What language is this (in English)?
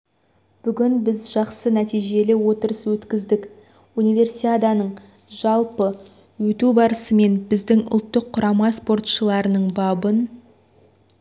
Kazakh